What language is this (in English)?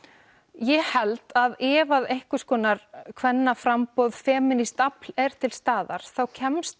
Icelandic